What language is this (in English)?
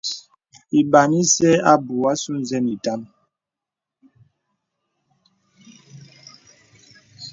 Bebele